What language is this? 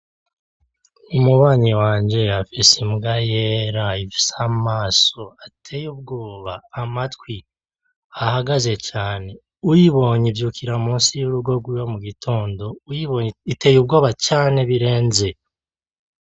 Rundi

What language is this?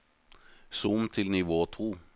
Norwegian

